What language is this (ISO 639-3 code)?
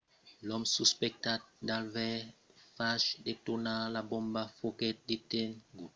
oci